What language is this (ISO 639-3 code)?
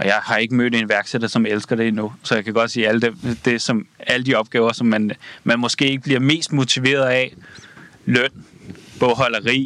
dan